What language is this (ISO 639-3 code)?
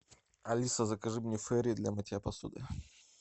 rus